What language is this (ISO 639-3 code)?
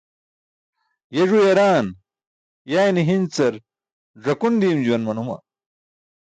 bsk